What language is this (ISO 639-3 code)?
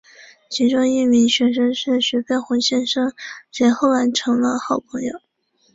zho